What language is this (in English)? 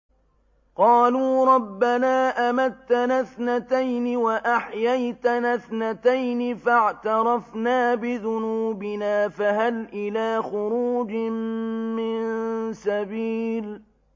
Arabic